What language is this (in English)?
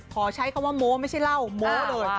Thai